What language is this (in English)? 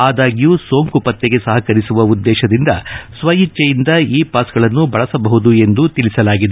Kannada